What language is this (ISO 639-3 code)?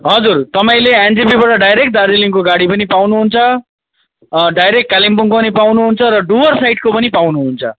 nep